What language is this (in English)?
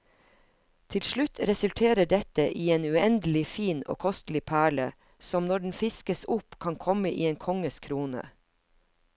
Norwegian